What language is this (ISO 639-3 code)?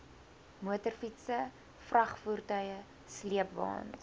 afr